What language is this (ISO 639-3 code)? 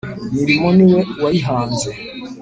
kin